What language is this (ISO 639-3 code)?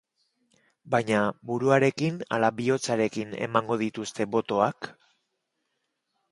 eus